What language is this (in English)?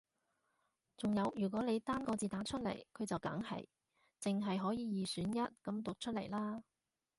Cantonese